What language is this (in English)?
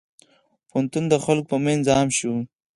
Pashto